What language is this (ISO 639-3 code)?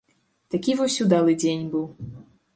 bel